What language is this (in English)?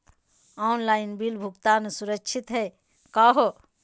Magahi